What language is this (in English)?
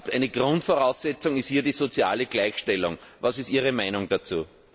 German